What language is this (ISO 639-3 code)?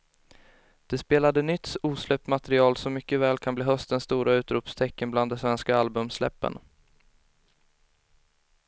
swe